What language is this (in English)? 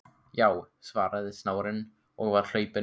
Icelandic